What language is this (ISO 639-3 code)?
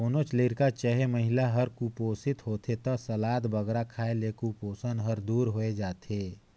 hne